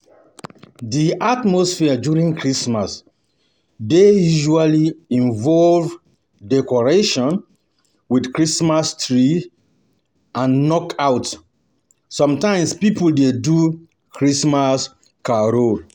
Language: Nigerian Pidgin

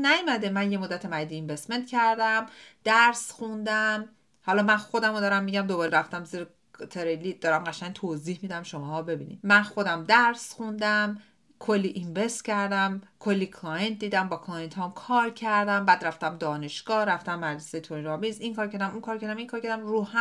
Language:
Persian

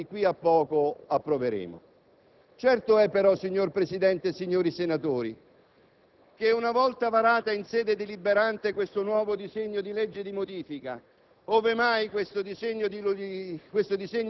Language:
Italian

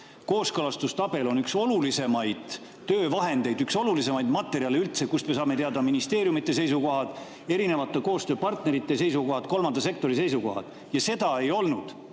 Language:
Estonian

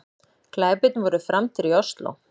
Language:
Icelandic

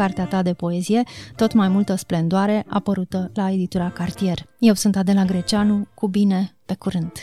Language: Romanian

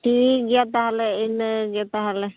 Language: Santali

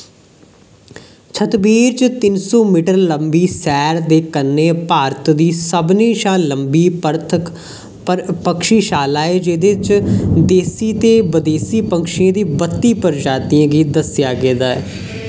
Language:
Dogri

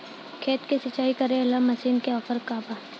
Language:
Bhojpuri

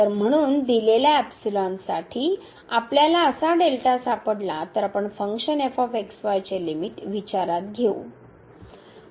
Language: Marathi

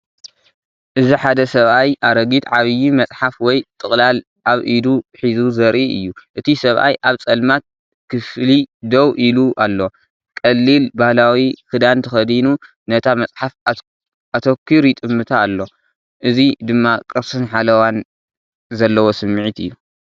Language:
Tigrinya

